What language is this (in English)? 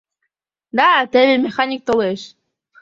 Mari